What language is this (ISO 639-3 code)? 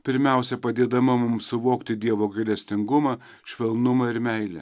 lit